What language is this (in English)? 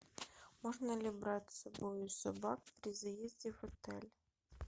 Russian